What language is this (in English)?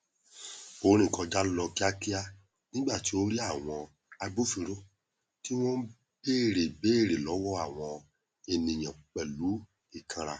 Yoruba